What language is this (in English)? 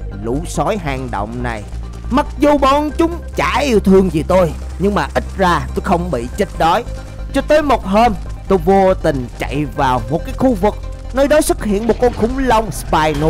Vietnamese